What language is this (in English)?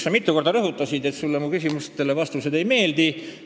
Estonian